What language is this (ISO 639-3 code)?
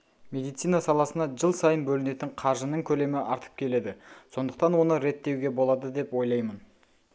kaz